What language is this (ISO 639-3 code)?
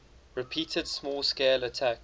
eng